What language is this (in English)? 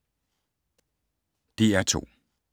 Danish